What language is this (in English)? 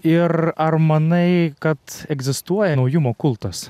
Lithuanian